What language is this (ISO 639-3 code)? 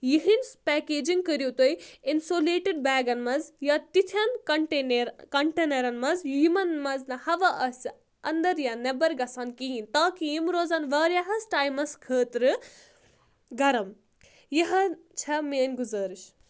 kas